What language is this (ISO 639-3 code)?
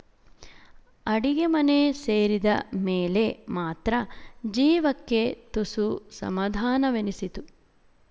kan